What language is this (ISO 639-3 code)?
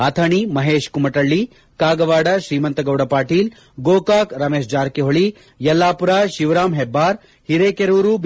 kan